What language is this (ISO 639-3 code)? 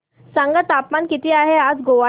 mar